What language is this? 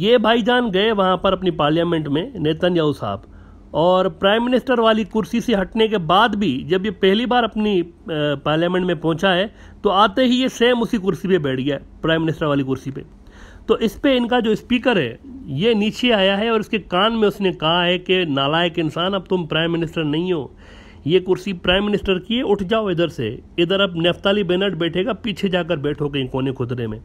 Hindi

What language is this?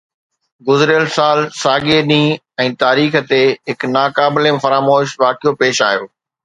Sindhi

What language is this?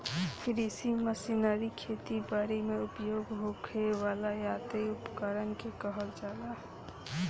Bhojpuri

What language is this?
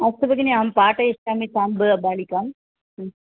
Sanskrit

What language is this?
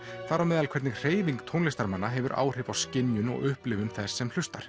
Icelandic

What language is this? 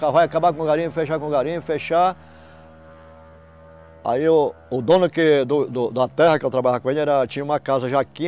Portuguese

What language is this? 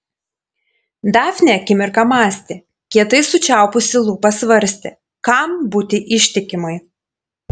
Lithuanian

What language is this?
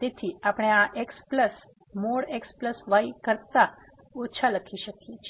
Gujarati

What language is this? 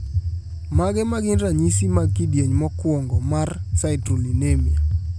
Luo (Kenya and Tanzania)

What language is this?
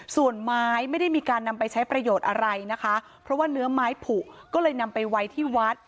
Thai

